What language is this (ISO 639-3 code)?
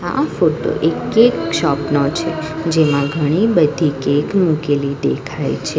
guj